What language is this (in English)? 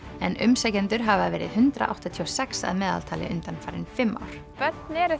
Icelandic